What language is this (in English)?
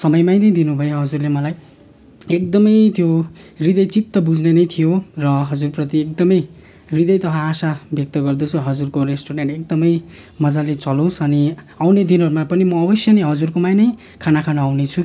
Nepali